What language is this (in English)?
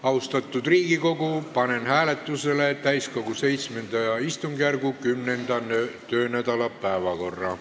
Estonian